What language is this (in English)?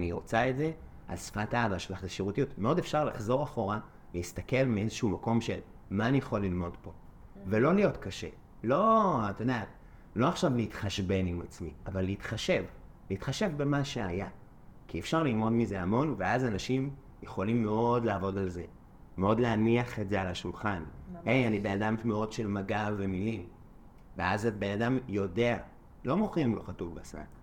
Hebrew